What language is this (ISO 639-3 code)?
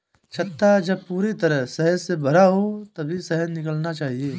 hin